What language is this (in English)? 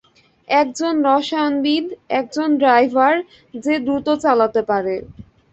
Bangla